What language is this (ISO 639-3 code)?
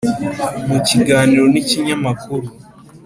kin